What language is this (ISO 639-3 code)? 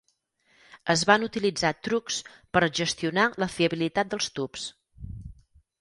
cat